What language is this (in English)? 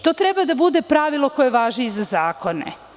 Serbian